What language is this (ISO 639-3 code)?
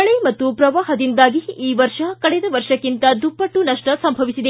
kan